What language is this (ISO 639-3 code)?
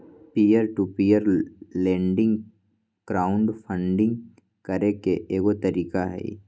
mag